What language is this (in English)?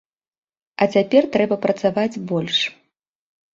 Belarusian